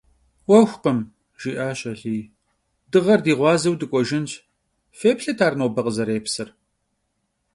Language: Kabardian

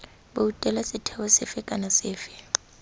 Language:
Tswana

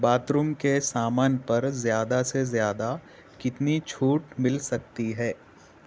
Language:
Urdu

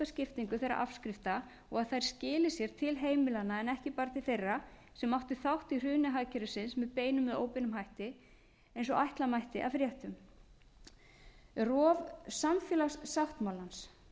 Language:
Icelandic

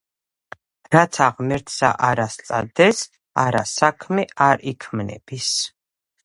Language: Georgian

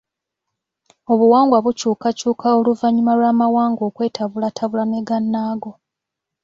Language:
Ganda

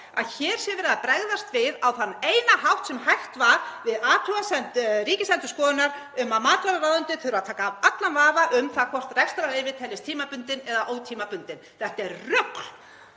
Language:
Icelandic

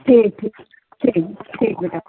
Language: Hindi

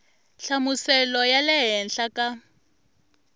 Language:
Tsonga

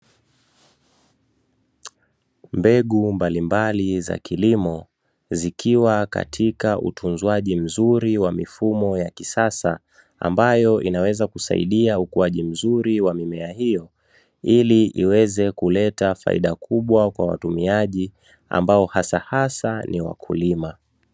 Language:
Swahili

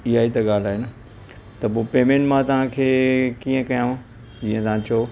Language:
Sindhi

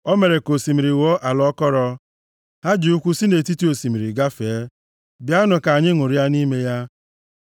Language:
Igbo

